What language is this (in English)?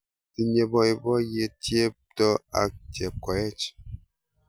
Kalenjin